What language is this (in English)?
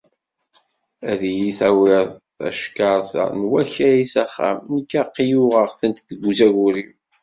Kabyle